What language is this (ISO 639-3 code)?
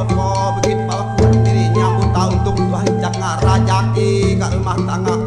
ind